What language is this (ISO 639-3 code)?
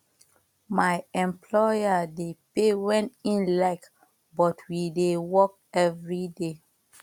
pcm